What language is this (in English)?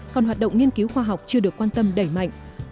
Vietnamese